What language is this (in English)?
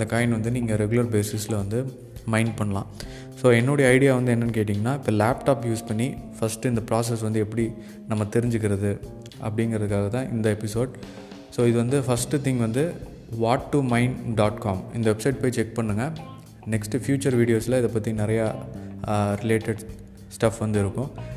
Tamil